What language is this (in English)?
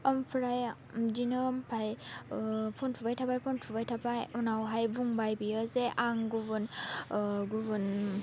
Bodo